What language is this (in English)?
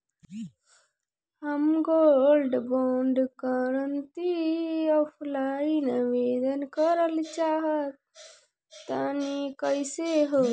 Bhojpuri